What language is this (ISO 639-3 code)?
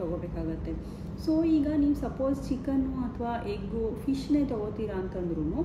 kan